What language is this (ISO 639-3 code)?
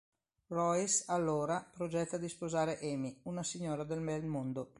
ita